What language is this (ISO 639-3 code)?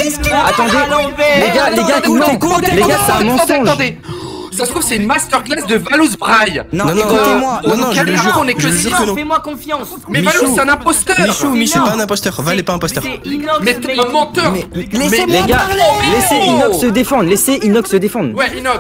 fra